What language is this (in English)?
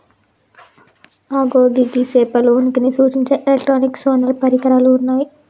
Telugu